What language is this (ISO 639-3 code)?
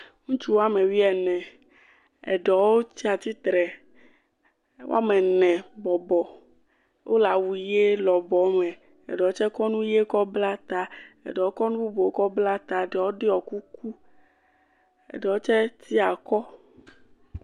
ewe